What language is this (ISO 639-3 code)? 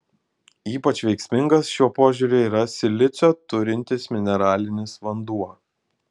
lit